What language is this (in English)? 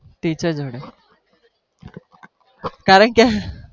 Gujarati